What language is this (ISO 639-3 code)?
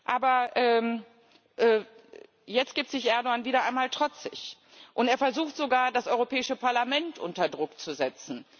deu